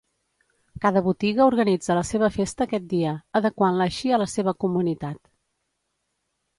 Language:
Catalan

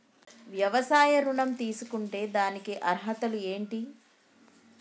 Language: Telugu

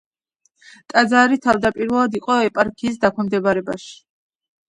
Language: Georgian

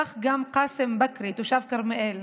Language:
Hebrew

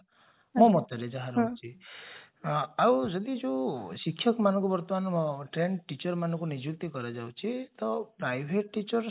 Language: Odia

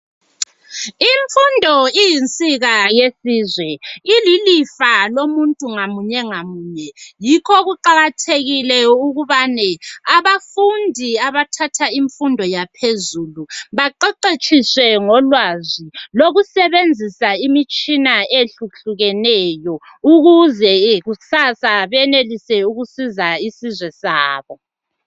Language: North Ndebele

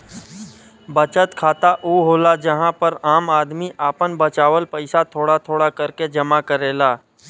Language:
Bhojpuri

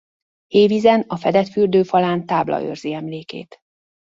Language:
Hungarian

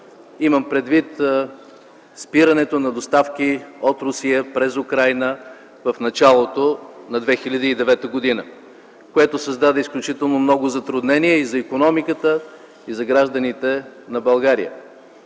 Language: Bulgarian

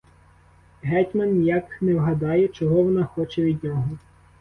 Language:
Ukrainian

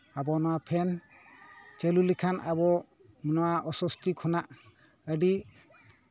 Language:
Santali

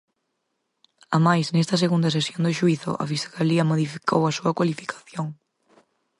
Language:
Galician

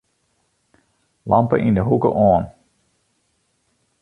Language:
Western Frisian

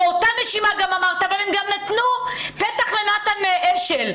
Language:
Hebrew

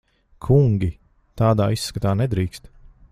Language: Latvian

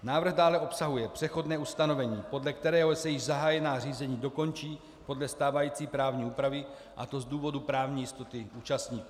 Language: Czech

